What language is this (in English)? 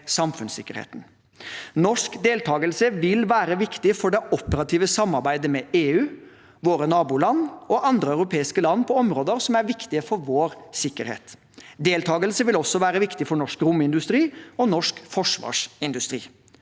Norwegian